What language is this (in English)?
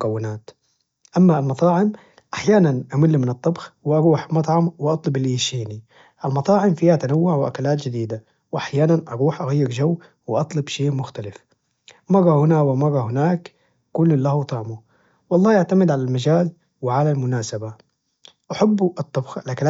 Najdi Arabic